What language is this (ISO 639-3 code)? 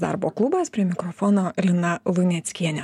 lit